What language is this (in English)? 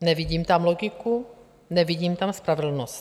Czech